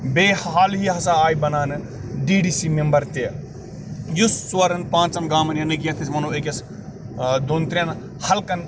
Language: Kashmiri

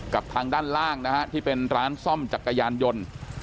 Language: Thai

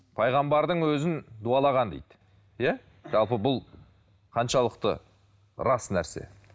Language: Kazakh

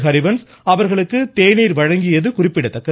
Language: Tamil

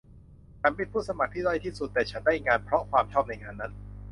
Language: Thai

